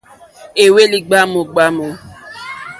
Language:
Mokpwe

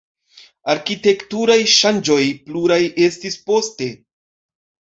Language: Esperanto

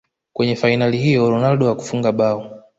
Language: Swahili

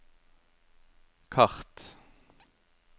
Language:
Norwegian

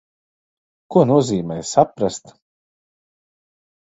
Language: Latvian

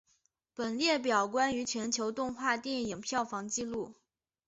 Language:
Chinese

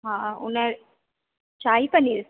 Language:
Sindhi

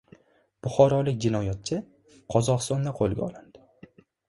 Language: Uzbek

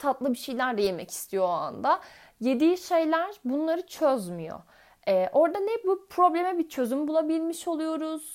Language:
Turkish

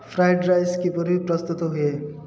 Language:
Odia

